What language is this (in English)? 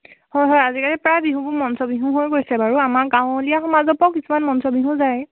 Assamese